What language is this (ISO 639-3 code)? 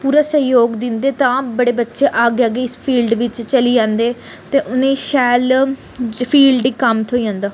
doi